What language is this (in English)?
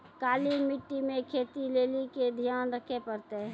Maithili